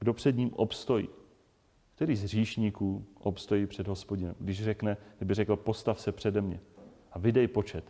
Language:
Czech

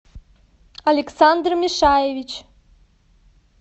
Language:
Russian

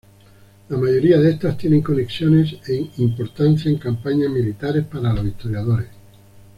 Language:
Spanish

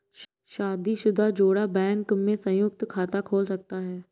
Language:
Hindi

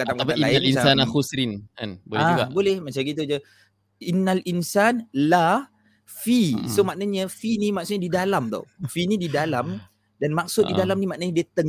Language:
Malay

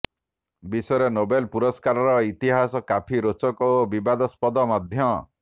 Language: Odia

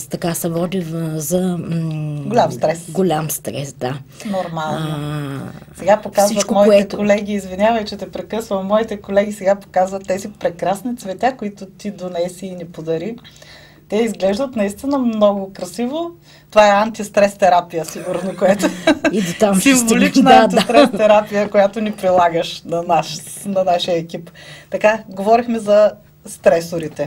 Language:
Bulgarian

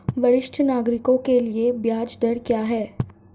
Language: Hindi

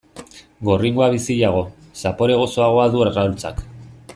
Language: Basque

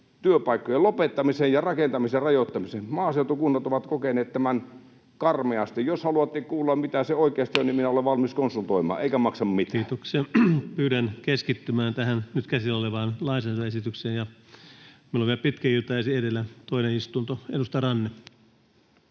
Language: Finnish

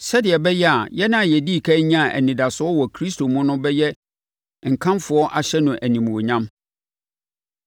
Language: Akan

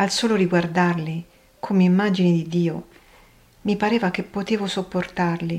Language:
Italian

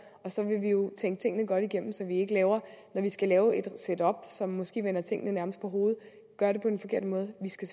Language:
Danish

